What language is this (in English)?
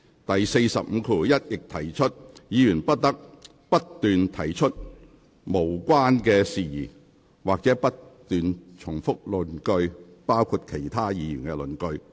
Cantonese